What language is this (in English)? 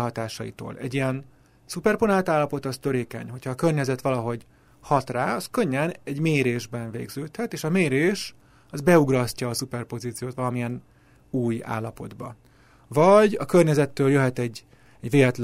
Hungarian